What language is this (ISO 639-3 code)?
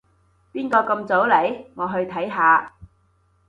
yue